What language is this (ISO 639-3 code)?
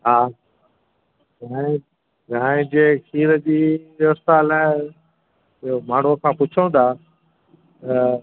snd